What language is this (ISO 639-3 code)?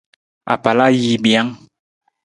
nmz